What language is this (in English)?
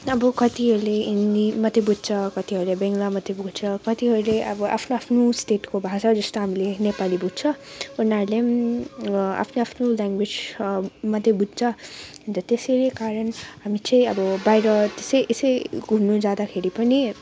Nepali